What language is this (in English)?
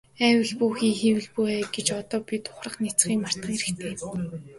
Mongolian